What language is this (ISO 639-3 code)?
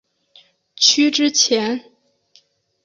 zho